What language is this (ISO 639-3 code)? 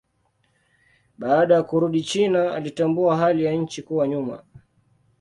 swa